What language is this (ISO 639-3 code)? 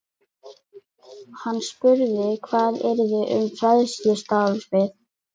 isl